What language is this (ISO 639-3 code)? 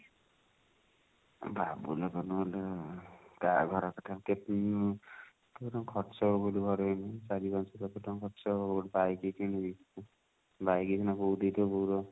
ori